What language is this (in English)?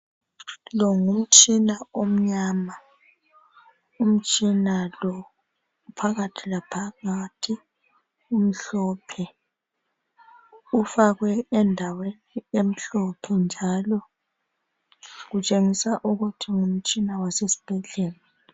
North Ndebele